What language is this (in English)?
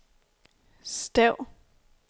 Danish